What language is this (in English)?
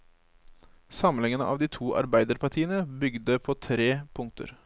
Norwegian